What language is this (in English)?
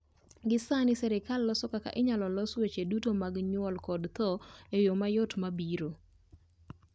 Luo (Kenya and Tanzania)